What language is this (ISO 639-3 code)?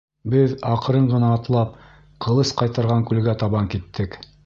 bak